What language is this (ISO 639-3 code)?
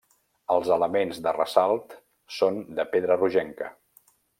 cat